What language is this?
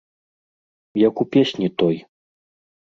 Belarusian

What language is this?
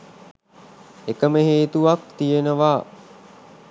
Sinhala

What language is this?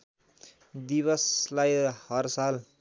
Nepali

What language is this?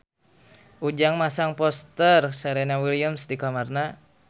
Sundanese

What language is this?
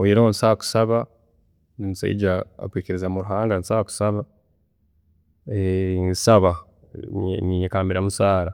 Tooro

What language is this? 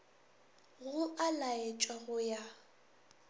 Northern Sotho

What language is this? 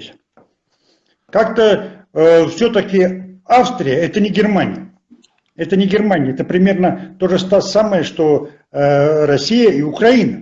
Russian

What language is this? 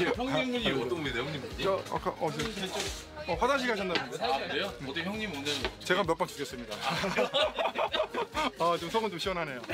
Korean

